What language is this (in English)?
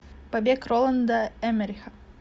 Russian